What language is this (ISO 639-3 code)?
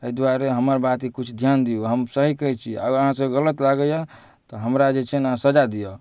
mai